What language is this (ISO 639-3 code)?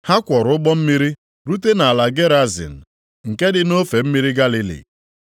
ibo